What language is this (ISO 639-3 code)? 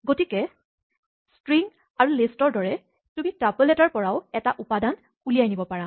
asm